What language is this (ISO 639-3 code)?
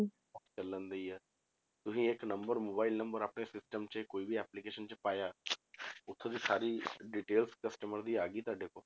pan